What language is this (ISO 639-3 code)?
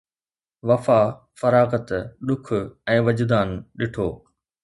snd